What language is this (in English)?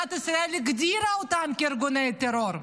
Hebrew